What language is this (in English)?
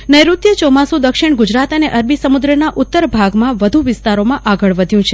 Gujarati